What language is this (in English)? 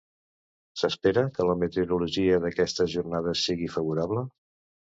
Catalan